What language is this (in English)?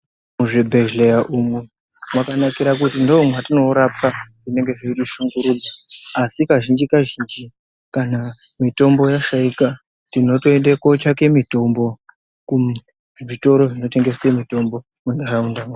Ndau